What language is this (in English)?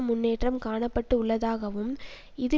Tamil